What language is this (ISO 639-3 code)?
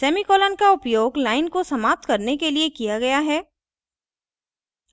hin